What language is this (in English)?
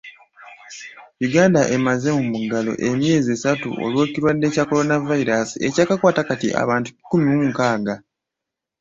Ganda